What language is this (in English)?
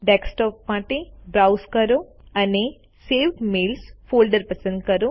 Gujarati